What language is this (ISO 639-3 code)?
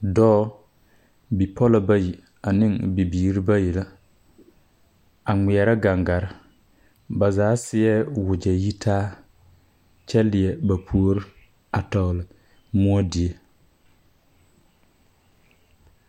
dga